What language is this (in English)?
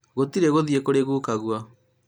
Kikuyu